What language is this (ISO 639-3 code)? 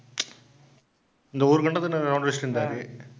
tam